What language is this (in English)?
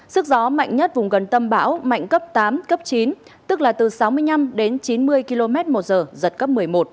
Vietnamese